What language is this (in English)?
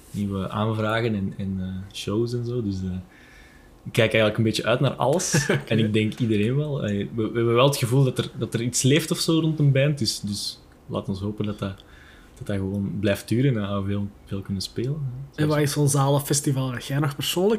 Dutch